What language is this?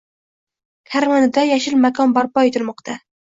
Uzbek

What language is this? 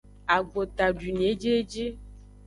Aja (Benin)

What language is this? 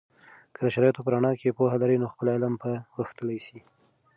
Pashto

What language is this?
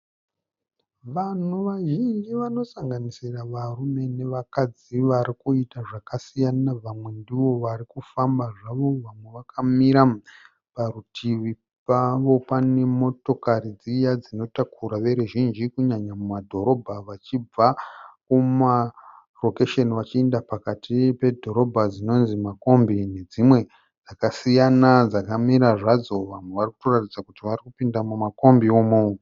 Shona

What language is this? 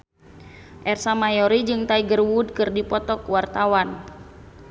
Sundanese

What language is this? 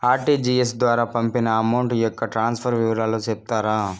Telugu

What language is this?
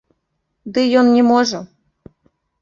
Belarusian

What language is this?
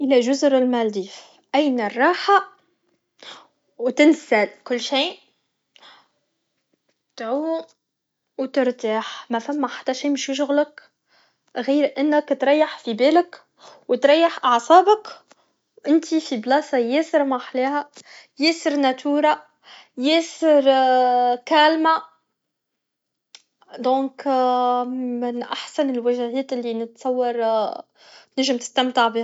Tunisian Arabic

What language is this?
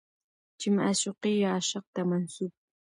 Pashto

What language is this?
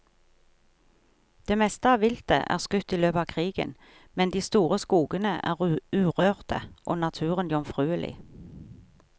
Norwegian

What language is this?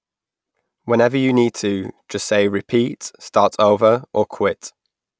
English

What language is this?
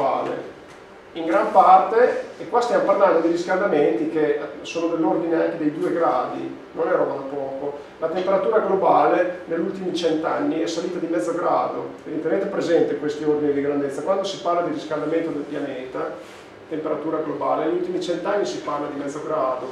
Italian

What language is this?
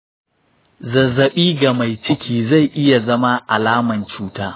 Hausa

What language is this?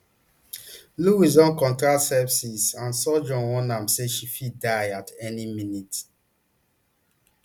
Nigerian Pidgin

